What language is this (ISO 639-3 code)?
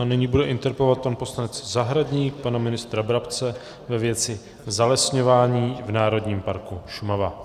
ces